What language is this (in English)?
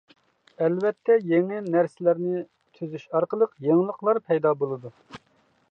Uyghur